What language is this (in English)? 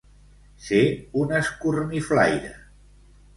Catalan